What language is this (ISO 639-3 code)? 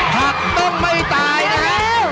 tha